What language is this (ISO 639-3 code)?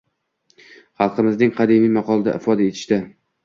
uzb